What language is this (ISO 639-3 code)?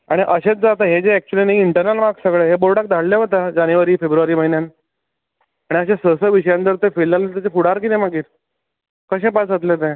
kok